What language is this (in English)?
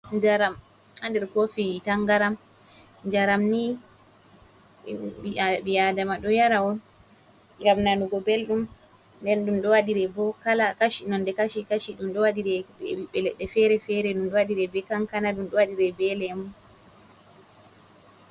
Fula